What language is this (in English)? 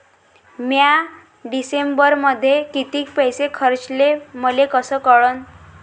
Marathi